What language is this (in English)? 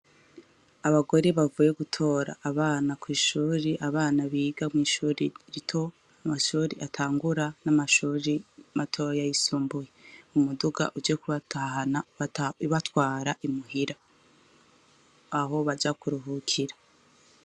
Rundi